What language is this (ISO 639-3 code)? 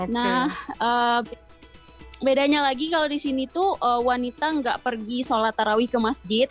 ind